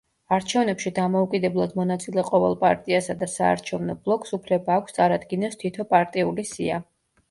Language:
Georgian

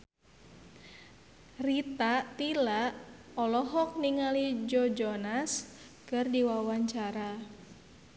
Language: Sundanese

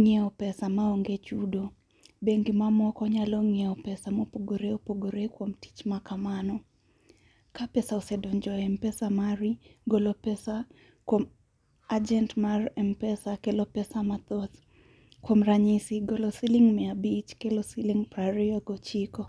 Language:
Luo (Kenya and Tanzania)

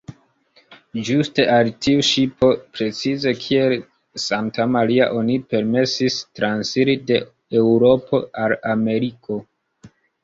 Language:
Esperanto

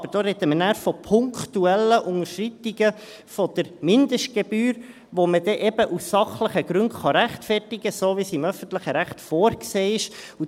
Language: Swiss German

